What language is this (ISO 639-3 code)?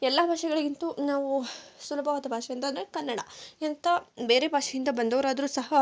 kan